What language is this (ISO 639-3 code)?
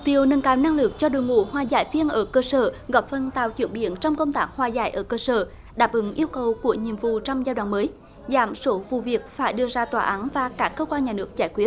vie